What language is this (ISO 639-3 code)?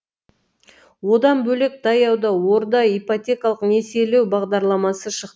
kaz